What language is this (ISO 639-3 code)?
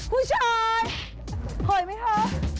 tha